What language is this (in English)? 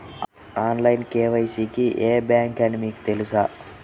Telugu